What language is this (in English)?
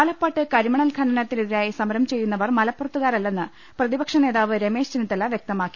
Malayalam